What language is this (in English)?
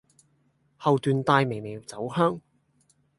Cantonese